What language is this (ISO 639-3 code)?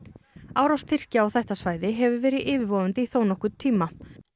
isl